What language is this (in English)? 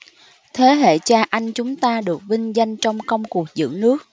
Vietnamese